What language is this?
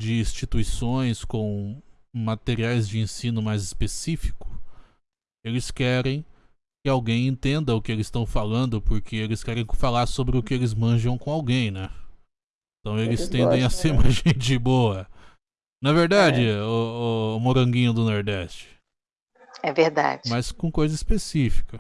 Portuguese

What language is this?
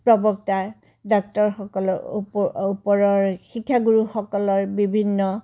Assamese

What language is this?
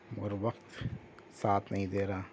Urdu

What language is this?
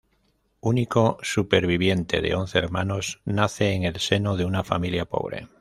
Spanish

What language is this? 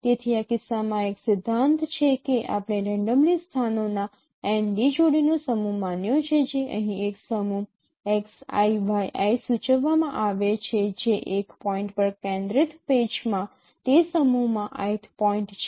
Gujarati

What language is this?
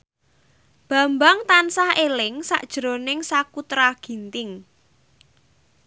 Javanese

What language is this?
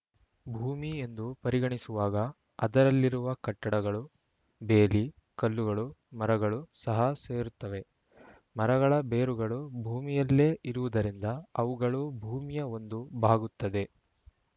Kannada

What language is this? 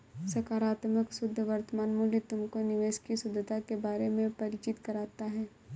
Hindi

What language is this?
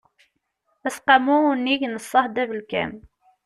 Kabyle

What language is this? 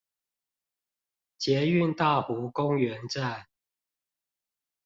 Chinese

